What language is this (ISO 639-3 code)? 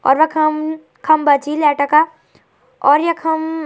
gbm